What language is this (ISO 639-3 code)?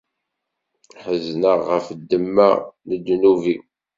kab